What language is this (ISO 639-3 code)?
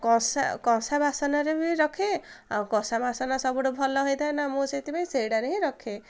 ori